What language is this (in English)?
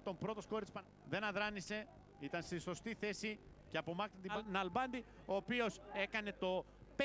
Greek